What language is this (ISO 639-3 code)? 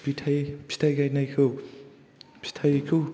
brx